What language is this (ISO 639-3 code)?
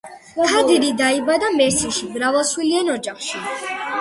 kat